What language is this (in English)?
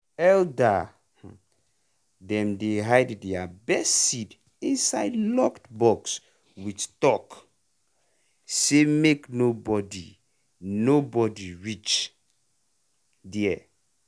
Nigerian Pidgin